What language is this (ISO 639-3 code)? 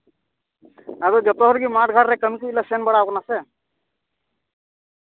sat